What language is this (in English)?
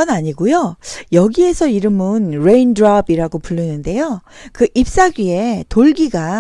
Korean